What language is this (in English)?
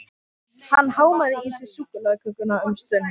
Icelandic